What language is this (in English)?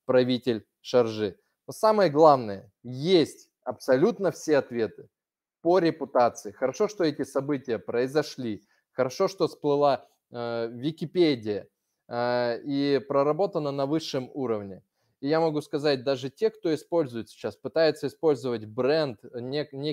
Russian